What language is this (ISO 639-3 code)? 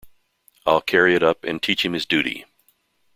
eng